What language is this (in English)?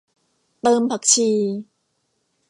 Thai